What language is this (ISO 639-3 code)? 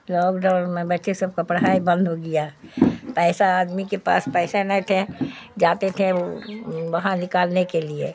urd